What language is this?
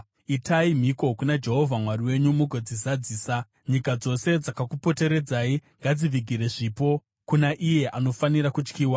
Shona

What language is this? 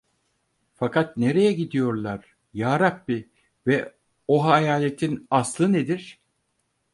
Turkish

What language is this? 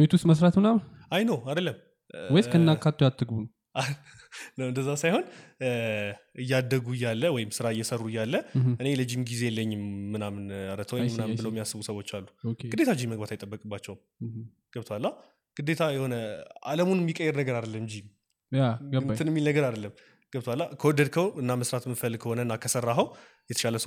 Amharic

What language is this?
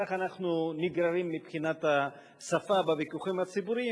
Hebrew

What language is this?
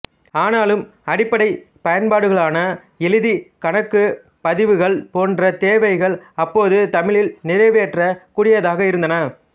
Tamil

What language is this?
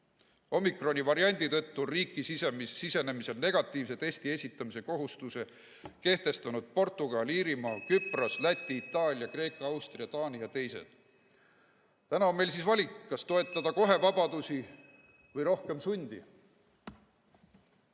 Estonian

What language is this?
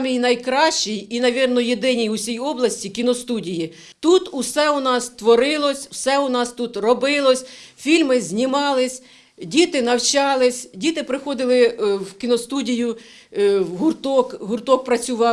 Ukrainian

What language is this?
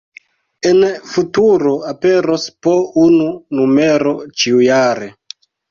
Esperanto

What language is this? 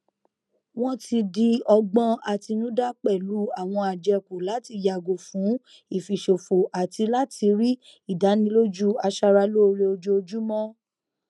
Yoruba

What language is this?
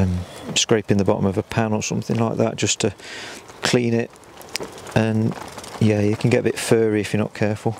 English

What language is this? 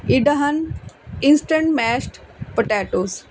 Punjabi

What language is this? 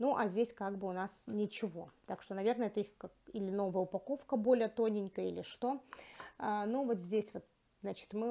Russian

